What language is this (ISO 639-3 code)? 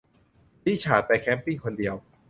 tha